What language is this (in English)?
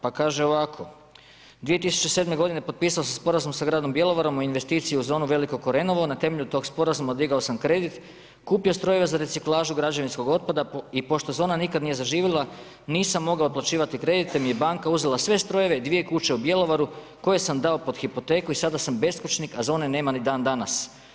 Croatian